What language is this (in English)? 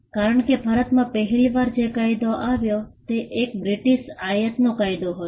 Gujarati